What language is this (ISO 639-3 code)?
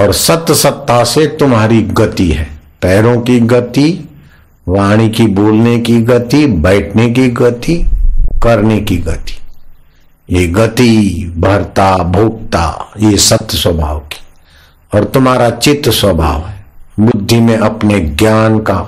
hin